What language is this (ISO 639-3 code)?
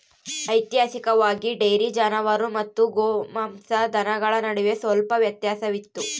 kan